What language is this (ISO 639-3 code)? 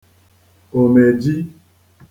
ibo